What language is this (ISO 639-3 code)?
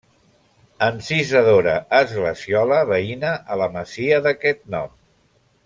cat